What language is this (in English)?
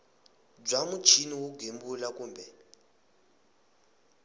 Tsonga